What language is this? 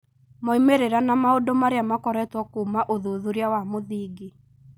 Kikuyu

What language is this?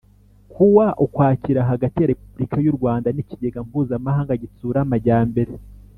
Kinyarwanda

